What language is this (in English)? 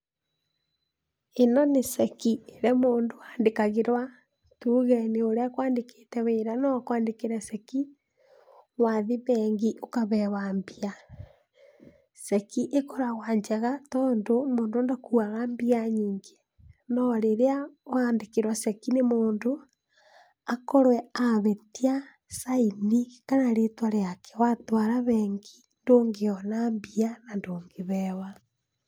Kikuyu